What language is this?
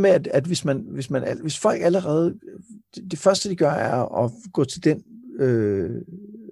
Danish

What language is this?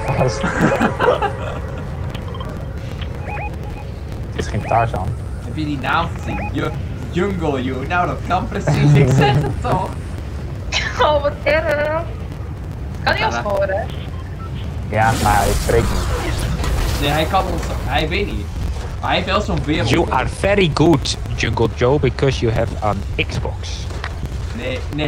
Dutch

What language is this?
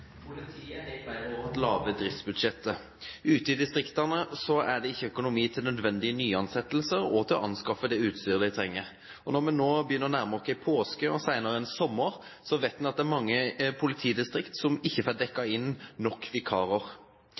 Norwegian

